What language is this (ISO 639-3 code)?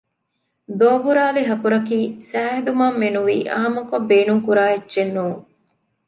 div